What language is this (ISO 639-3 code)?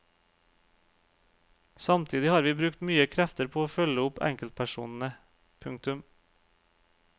nor